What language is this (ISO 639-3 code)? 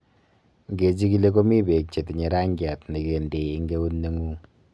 kln